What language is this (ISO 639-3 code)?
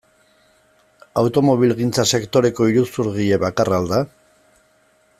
eus